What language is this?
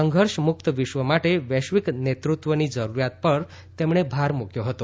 Gujarati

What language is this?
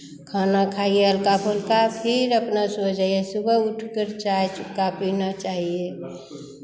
Hindi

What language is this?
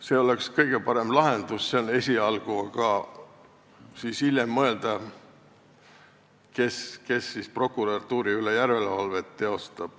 Estonian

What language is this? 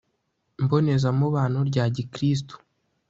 Kinyarwanda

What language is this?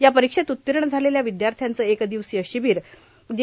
Marathi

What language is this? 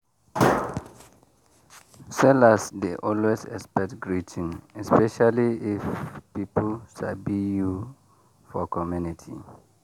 Nigerian Pidgin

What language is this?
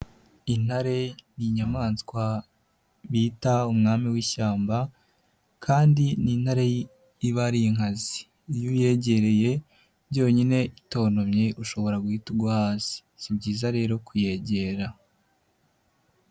Kinyarwanda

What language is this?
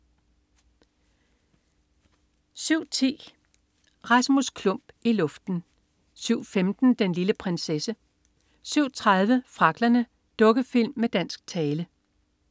Danish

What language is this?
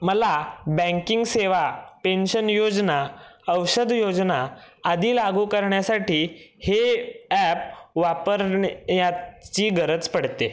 Marathi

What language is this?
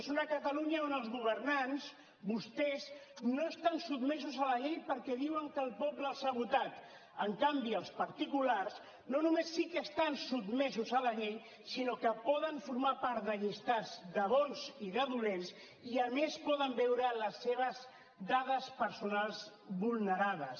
Catalan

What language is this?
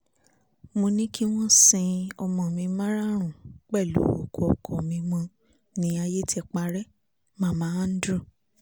Yoruba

